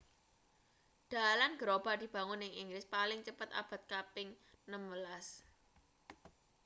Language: Javanese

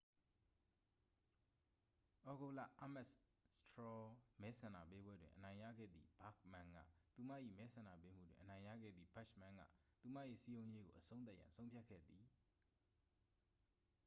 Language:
Burmese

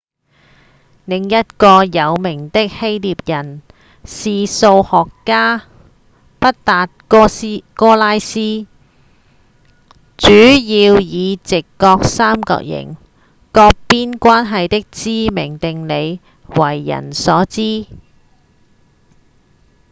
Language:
Cantonese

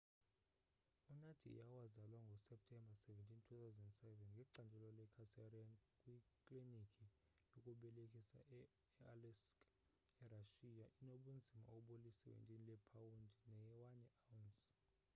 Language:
Xhosa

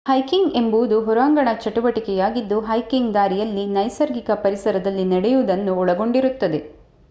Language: Kannada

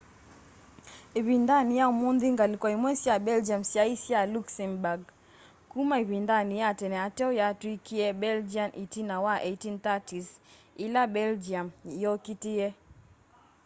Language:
Kamba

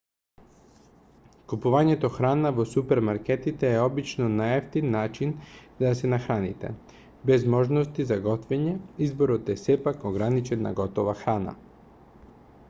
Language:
Macedonian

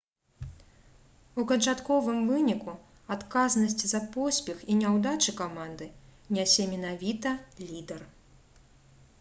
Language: Belarusian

